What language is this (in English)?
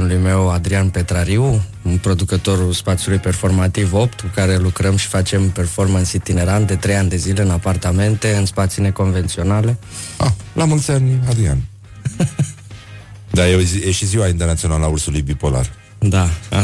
Romanian